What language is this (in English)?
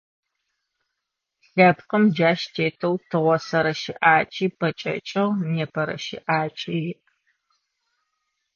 Adyghe